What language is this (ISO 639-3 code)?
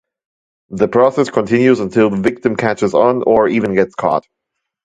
eng